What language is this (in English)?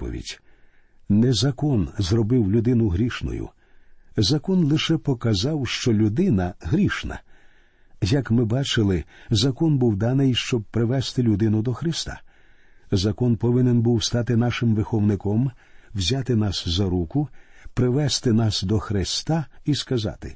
Ukrainian